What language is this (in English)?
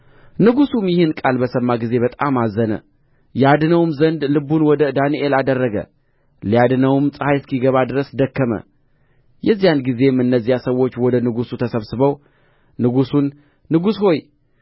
Amharic